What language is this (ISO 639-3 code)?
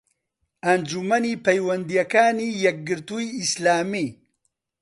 ckb